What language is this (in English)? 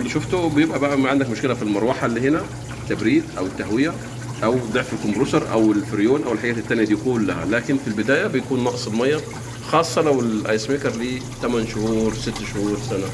Arabic